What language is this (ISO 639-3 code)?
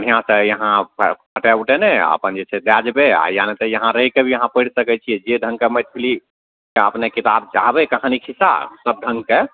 mai